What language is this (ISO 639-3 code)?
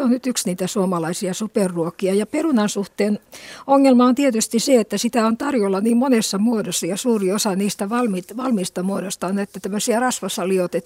fin